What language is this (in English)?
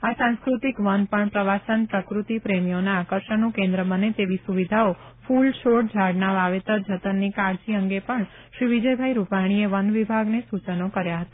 Gujarati